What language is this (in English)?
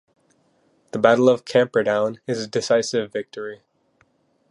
English